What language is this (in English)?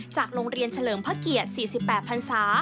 Thai